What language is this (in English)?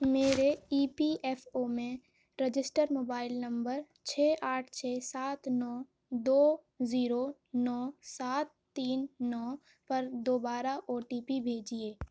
Urdu